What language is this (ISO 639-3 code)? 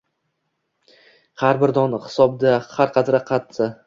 uzb